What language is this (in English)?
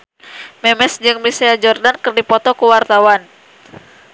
Sundanese